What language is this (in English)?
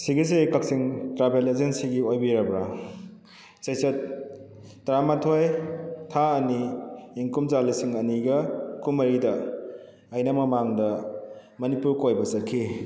Manipuri